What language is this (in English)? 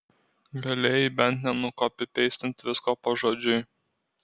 Lithuanian